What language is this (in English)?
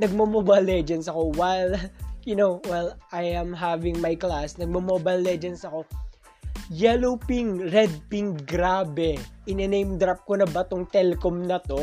Filipino